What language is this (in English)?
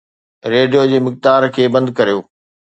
Sindhi